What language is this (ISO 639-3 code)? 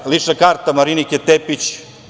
srp